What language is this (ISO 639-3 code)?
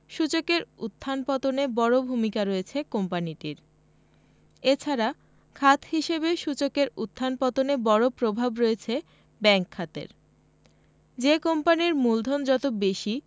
ben